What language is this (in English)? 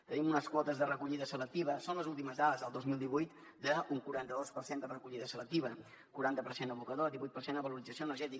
Catalan